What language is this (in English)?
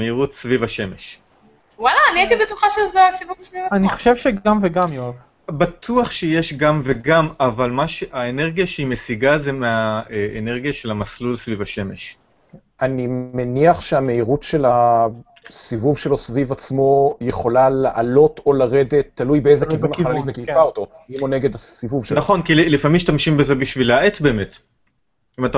Hebrew